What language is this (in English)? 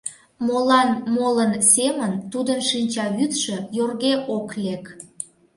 Mari